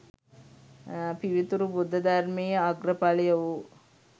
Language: Sinhala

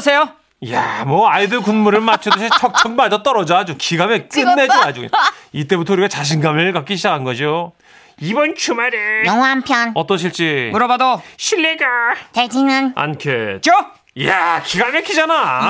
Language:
Korean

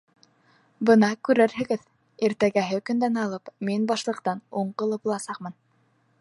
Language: Bashkir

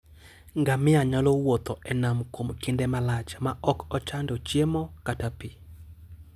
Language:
Luo (Kenya and Tanzania)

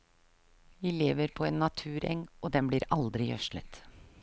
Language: Norwegian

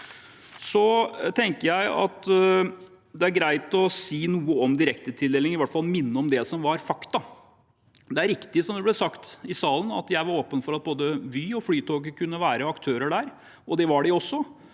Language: Norwegian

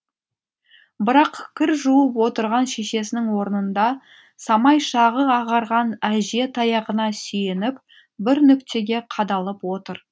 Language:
Kazakh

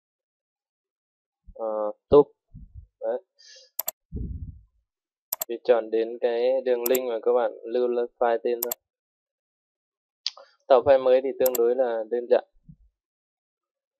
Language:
Vietnamese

